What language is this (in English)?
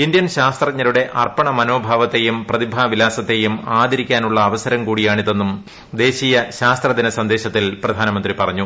Malayalam